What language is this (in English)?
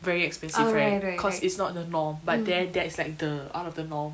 English